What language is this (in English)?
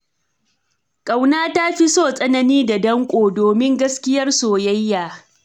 Hausa